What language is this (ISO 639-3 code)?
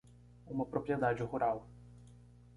por